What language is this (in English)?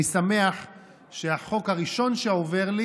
Hebrew